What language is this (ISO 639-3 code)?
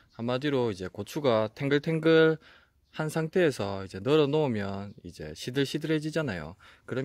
kor